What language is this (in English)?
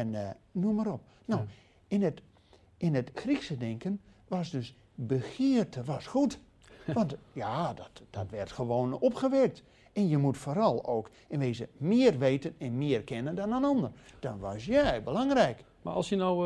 Dutch